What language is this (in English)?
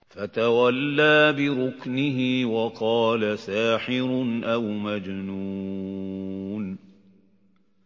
Arabic